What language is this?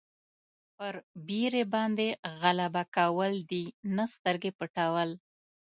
Pashto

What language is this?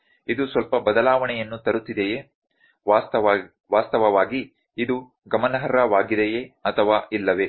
Kannada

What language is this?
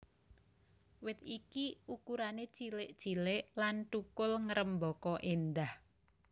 Javanese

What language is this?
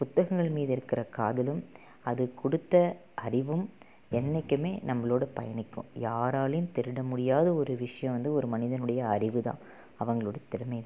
Tamil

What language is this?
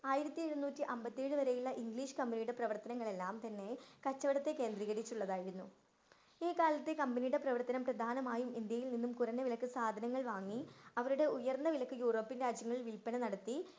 Malayalam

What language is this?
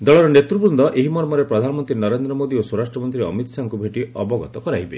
Odia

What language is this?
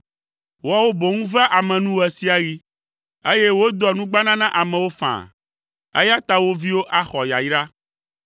Ewe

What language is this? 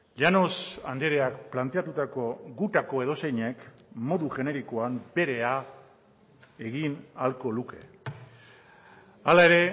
Basque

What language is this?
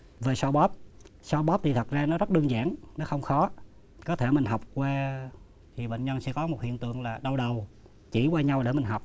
Vietnamese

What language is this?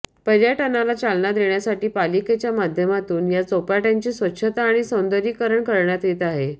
Marathi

